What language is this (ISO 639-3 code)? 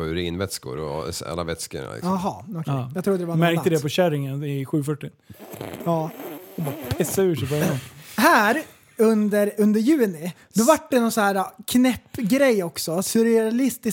swe